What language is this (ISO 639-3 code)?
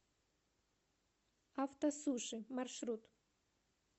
rus